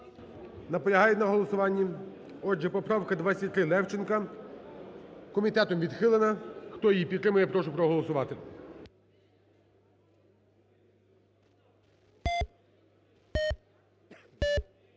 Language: Ukrainian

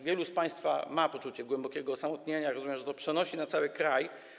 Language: Polish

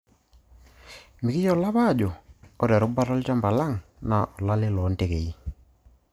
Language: Masai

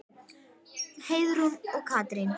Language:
Icelandic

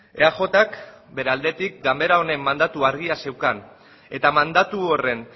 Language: Basque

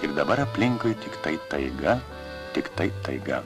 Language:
Lithuanian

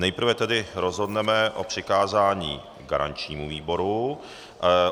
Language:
Czech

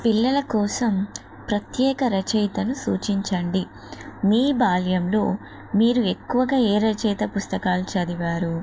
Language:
Telugu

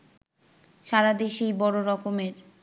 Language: Bangla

